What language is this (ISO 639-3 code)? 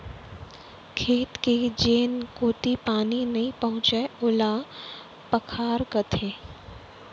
hne